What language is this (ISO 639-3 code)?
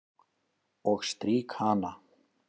isl